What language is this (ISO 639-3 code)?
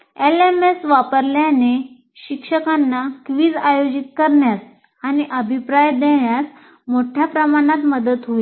mar